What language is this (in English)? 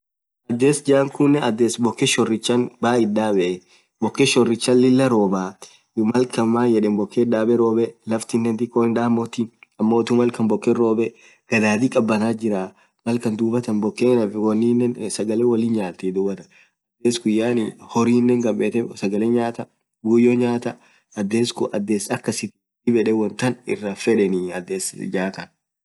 Orma